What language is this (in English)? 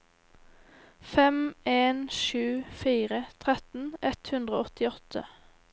Norwegian